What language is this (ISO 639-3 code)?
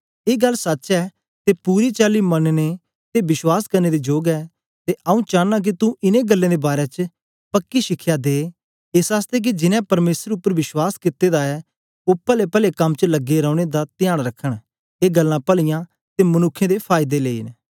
doi